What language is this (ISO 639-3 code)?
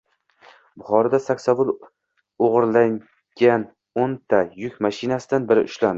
uzb